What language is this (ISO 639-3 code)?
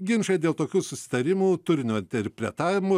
lit